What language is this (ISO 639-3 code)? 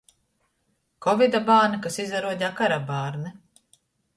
ltg